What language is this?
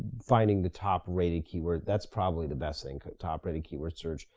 English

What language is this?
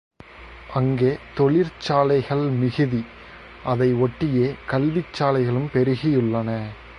Tamil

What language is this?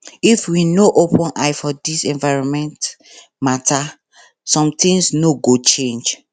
Nigerian Pidgin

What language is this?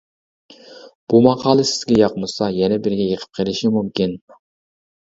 Uyghur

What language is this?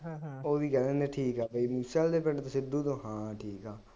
Punjabi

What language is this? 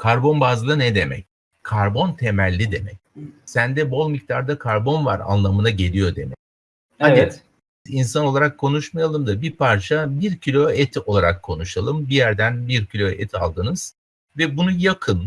Turkish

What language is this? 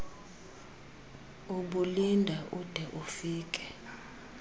Xhosa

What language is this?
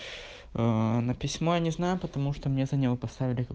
Russian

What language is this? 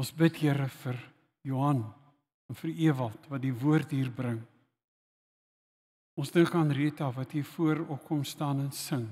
Dutch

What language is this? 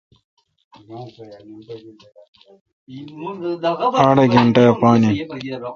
Kalkoti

